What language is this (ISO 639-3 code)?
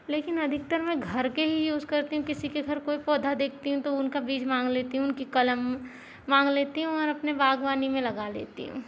hin